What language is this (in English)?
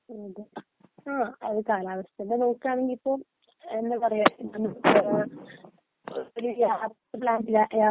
Malayalam